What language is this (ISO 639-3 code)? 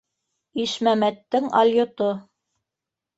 bak